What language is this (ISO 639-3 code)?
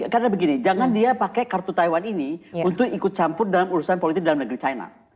ind